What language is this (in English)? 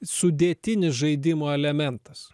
Lithuanian